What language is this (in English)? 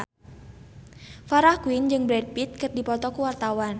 Sundanese